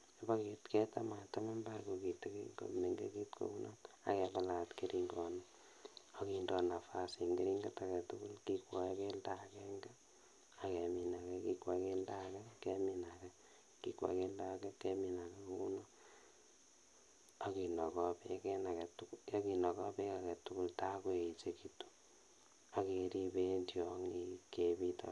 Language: Kalenjin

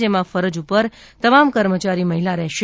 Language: Gujarati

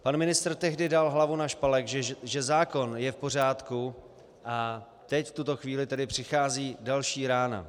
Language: Czech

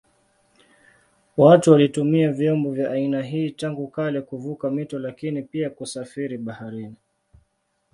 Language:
Swahili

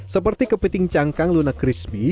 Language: Indonesian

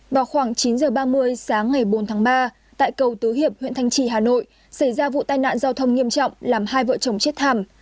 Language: Vietnamese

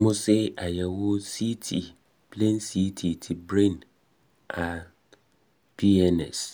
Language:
Yoruba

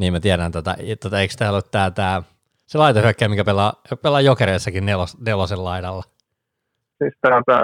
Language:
Finnish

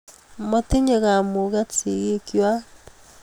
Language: Kalenjin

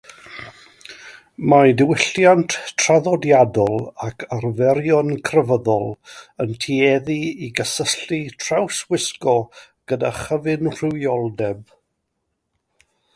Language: Welsh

